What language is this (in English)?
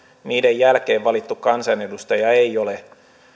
Finnish